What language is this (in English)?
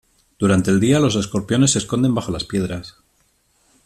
Spanish